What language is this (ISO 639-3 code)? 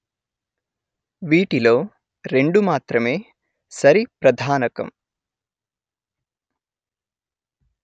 tel